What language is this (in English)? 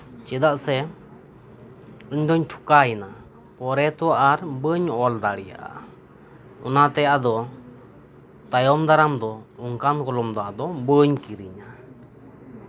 Santali